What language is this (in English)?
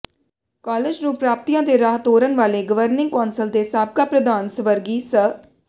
Punjabi